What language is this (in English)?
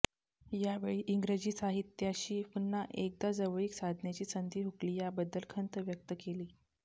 Marathi